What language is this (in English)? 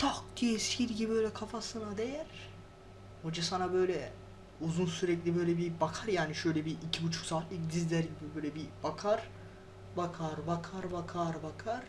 Turkish